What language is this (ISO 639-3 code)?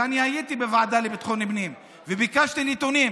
heb